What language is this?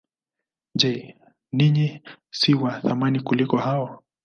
Swahili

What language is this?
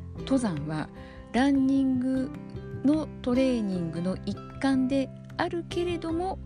Japanese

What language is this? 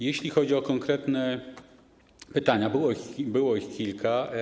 Polish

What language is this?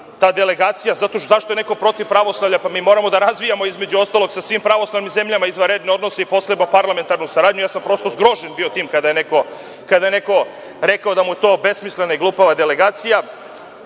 Serbian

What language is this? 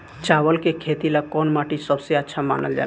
Bhojpuri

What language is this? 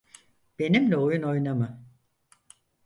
Turkish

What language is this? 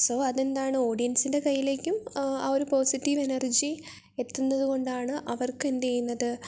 Malayalam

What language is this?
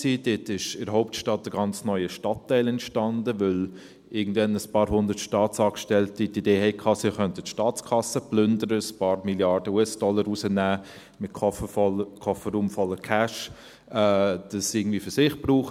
Swiss German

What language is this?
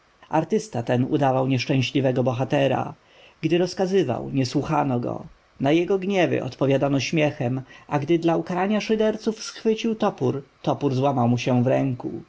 Polish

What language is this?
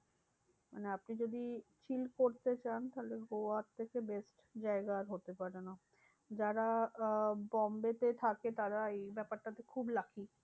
Bangla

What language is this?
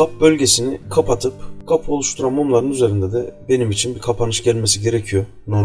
Turkish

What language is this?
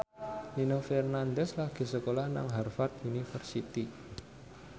Javanese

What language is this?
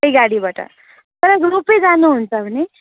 Nepali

